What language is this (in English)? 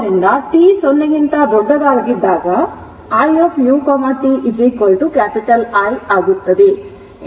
Kannada